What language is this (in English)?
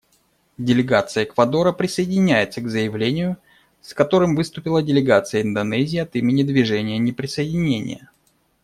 Russian